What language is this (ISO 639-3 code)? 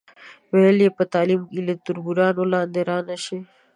pus